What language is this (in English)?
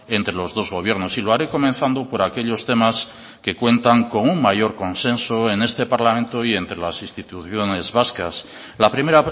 Spanish